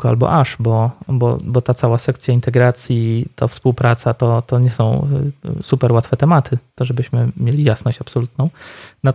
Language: Polish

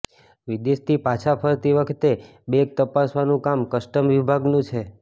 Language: Gujarati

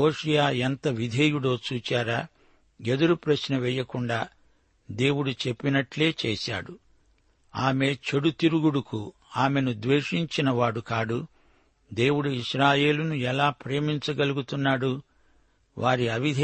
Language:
Telugu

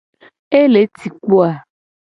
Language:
Gen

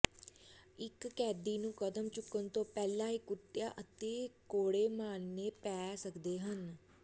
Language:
Punjabi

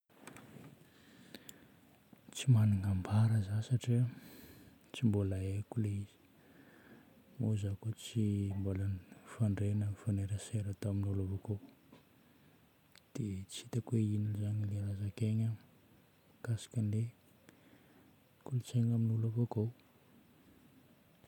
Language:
Northern Betsimisaraka Malagasy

